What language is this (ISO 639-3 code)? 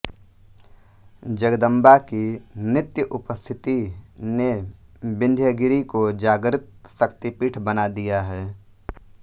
hin